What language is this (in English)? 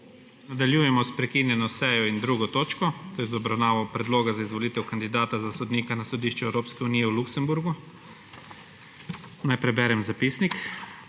Slovenian